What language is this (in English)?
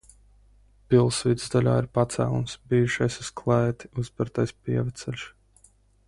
Latvian